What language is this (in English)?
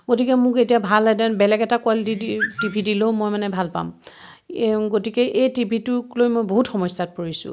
Assamese